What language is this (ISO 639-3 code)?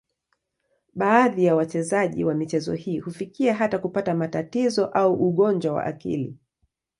swa